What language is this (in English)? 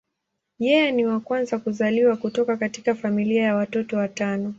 Swahili